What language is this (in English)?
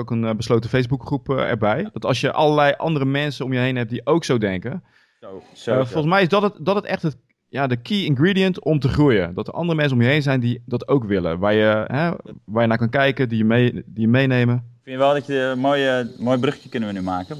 Dutch